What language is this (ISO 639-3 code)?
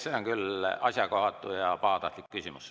est